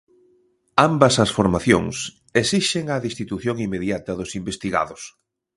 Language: Galician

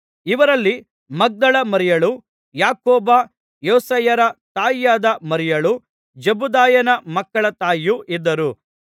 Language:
Kannada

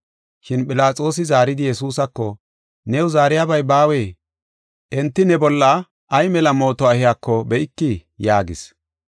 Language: Gofa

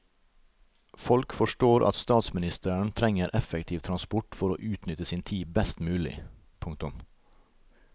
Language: Norwegian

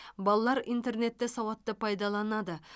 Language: Kazakh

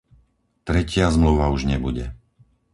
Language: Slovak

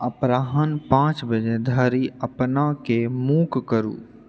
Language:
Maithili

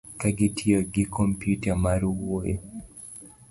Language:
Luo (Kenya and Tanzania)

